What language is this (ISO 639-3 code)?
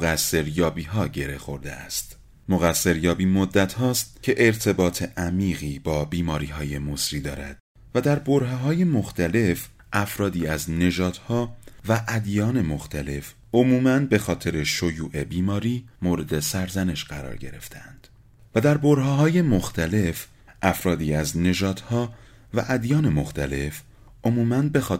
fas